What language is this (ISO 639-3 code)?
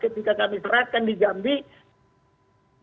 ind